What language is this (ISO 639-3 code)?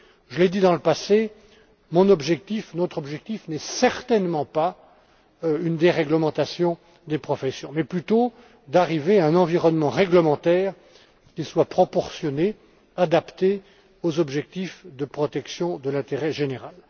fra